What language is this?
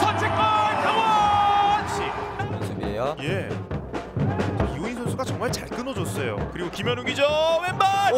Korean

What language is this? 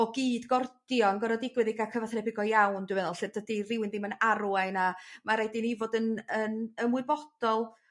Welsh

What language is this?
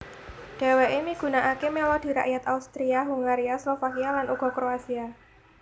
Javanese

